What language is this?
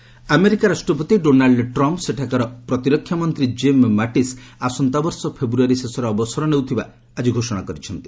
Odia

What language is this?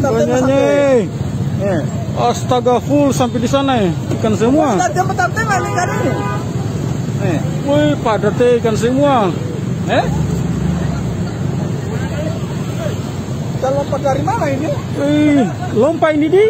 Indonesian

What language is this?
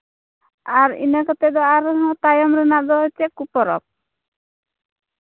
Santali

